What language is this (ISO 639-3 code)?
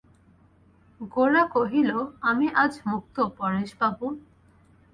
ben